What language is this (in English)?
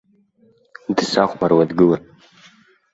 Abkhazian